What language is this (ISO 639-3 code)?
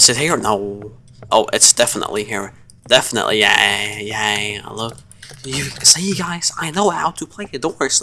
eng